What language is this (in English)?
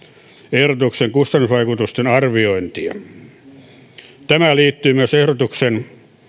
Finnish